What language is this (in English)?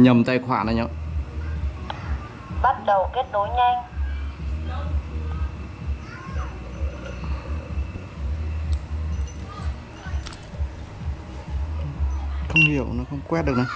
Vietnamese